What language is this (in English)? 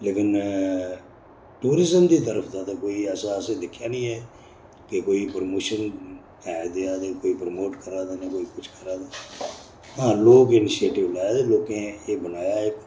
Dogri